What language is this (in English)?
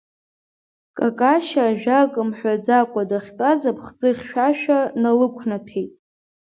Abkhazian